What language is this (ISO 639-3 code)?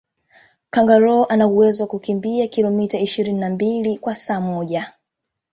swa